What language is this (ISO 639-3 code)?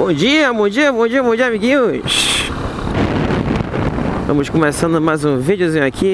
por